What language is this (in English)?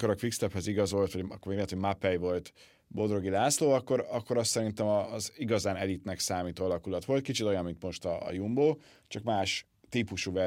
Hungarian